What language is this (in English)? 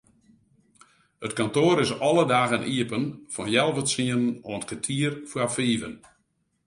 Western Frisian